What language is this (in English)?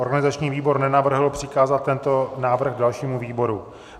Czech